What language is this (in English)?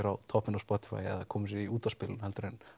Icelandic